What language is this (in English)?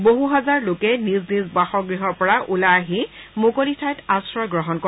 Assamese